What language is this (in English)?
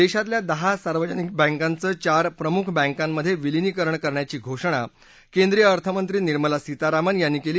Marathi